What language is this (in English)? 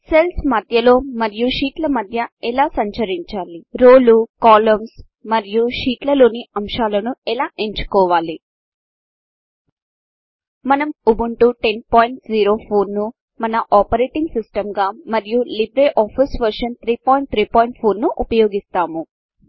Telugu